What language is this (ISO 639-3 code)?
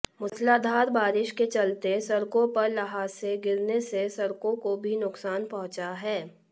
hin